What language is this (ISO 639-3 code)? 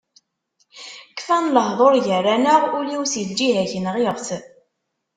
kab